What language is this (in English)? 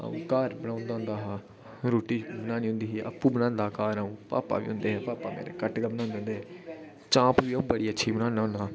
Dogri